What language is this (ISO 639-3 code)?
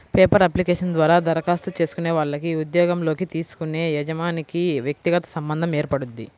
tel